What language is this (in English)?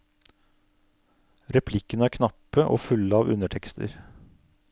Norwegian